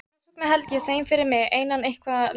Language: Icelandic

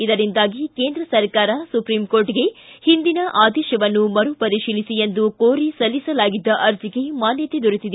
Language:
Kannada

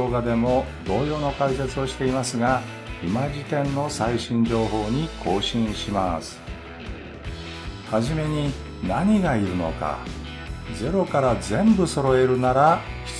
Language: Japanese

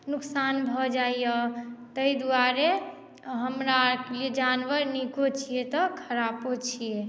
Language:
Maithili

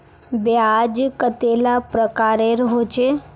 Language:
Magahi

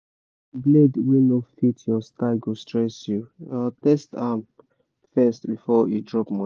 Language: Nigerian Pidgin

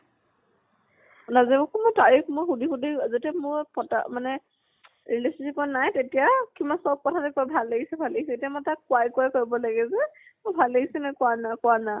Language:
Assamese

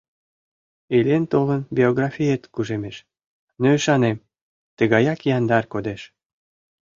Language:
Mari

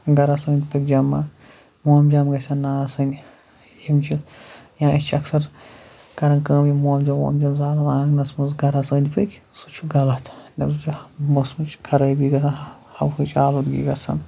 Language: Kashmiri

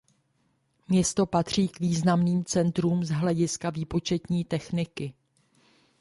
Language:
Czech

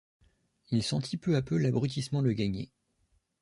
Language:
French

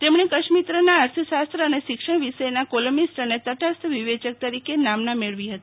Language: Gujarati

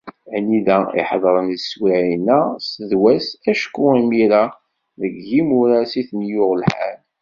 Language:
Kabyle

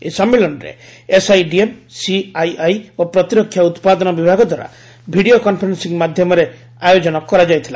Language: Odia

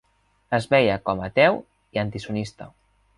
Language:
Catalan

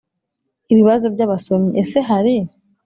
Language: Kinyarwanda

